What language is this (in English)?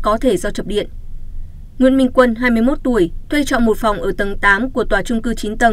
Vietnamese